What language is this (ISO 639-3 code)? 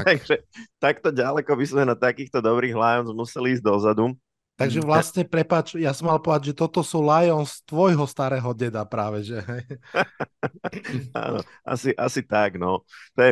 slk